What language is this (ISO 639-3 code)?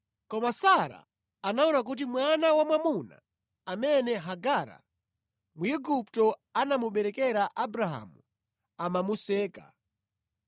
nya